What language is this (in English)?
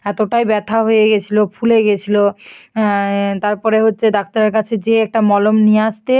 Bangla